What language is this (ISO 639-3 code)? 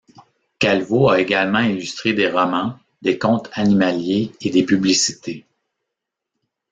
fra